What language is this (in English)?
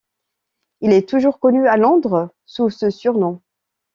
French